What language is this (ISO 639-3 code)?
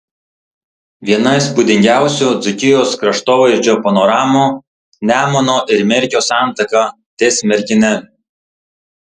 lit